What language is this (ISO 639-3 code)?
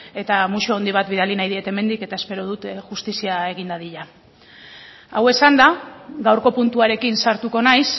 eus